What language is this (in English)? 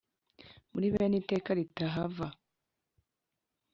Kinyarwanda